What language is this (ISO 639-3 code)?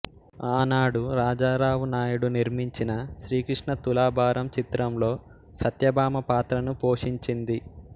tel